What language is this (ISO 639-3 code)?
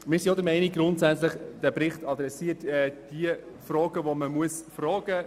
gsw